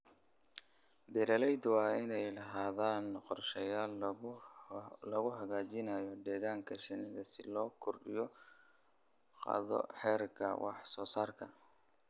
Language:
Somali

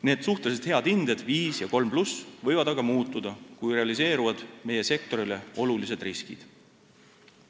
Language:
Estonian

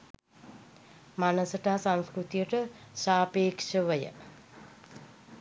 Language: Sinhala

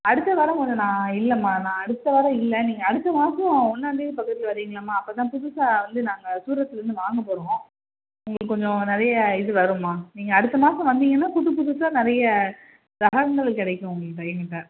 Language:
Tamil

